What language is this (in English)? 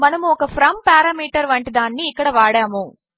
Telugu